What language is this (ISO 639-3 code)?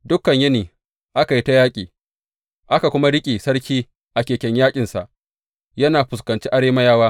hau